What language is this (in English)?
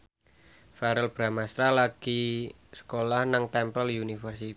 Javanese